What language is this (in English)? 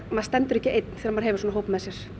Icelandic